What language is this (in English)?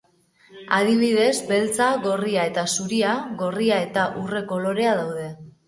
Basque